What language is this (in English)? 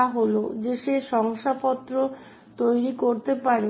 Bangla